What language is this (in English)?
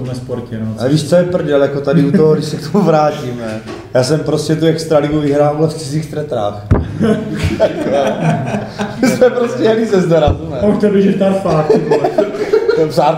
Czech